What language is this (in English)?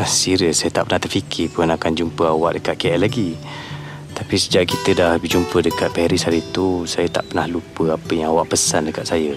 Malay